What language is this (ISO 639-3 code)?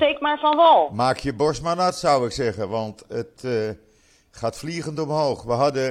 nld